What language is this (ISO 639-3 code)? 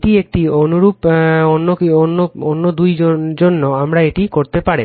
ben